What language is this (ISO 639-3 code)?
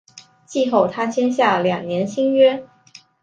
zho